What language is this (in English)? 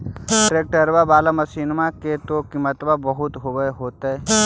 Magahi